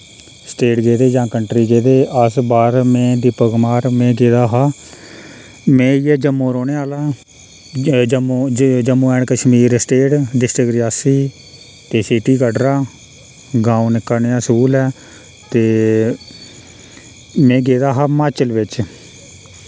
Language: Dogri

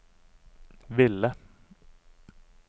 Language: Norwegian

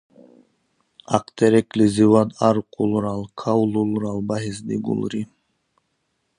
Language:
Dargwa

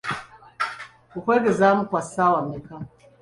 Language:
Ganda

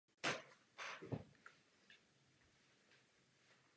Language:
Czech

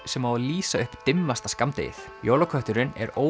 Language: Icelandic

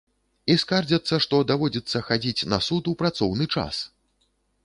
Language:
Belarusian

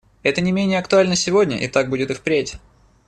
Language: Russian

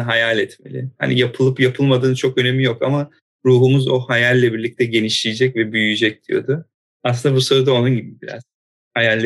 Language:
Turkish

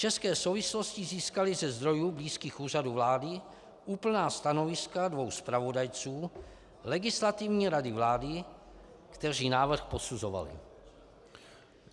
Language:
Czech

